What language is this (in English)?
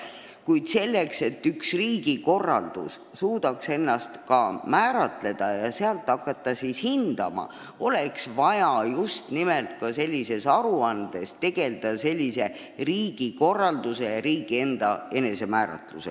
Estonian